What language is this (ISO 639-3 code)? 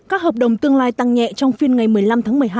vie